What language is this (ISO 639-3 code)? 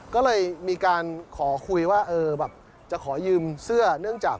tha